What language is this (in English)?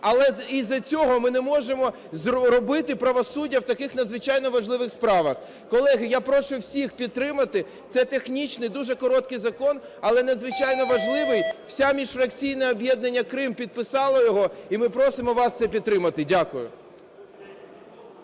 Ukrainian